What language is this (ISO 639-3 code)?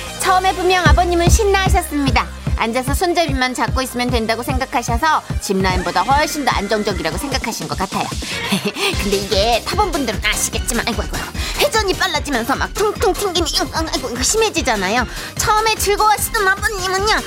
kor